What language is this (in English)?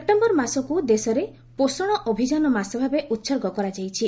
Odia